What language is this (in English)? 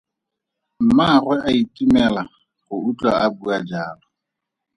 Tswana